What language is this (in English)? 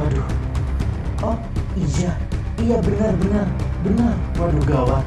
Indonesian